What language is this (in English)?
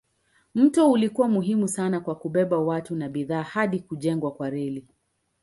Swahili